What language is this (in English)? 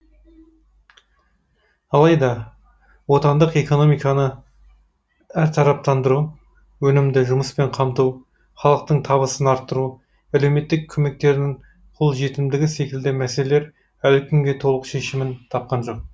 Kazakh